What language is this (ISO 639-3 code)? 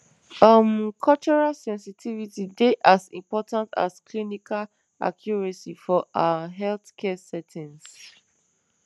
pcm